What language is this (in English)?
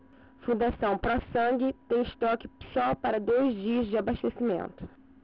Portuguese